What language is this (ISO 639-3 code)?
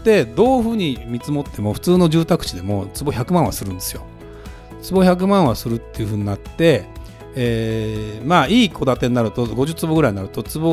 jpn